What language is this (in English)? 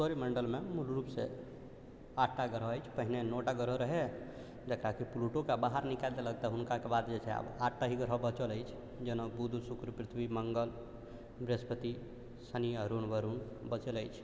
Maithili